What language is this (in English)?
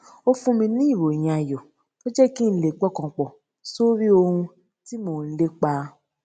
Yoruba